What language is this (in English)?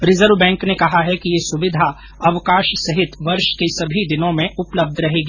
Hindi